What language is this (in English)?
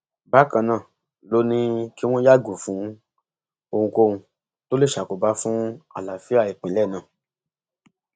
Yoruba